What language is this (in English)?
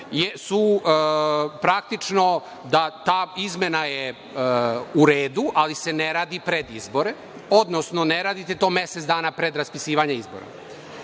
Serbian